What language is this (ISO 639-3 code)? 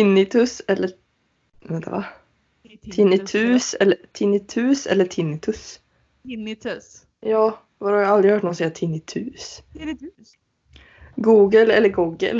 swe